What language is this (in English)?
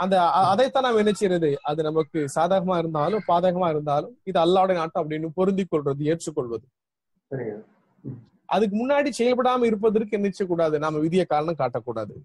Tamil